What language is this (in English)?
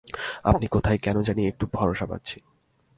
Bangla